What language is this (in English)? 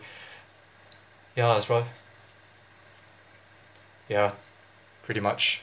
English